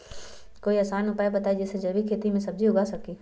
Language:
Magahi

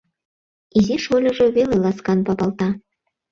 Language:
Mari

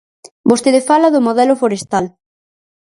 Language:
Galician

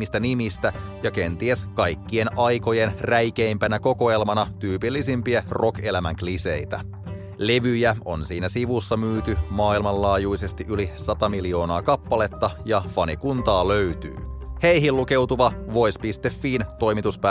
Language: Finnish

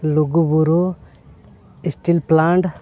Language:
Santali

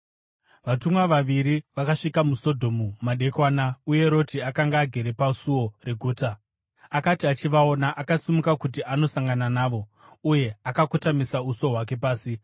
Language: Shona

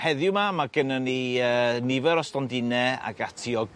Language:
Welsh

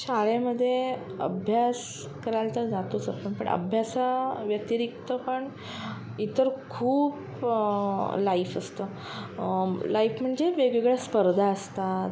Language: Marathi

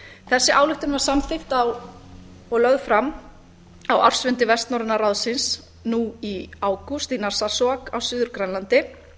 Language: Icelandic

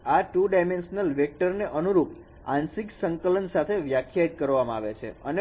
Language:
Gujarati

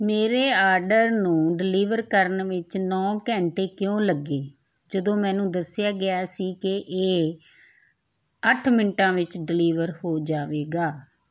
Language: Punjabi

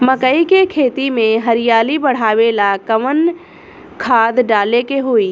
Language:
Bhojpuri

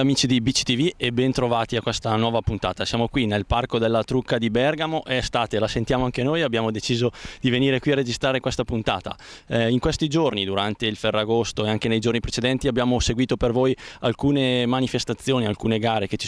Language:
Italian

